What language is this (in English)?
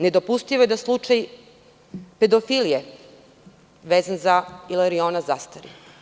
Serbian